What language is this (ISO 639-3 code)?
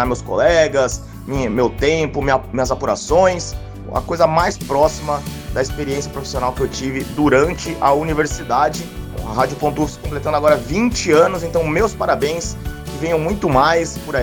por